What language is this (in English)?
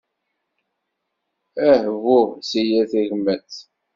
Kabyle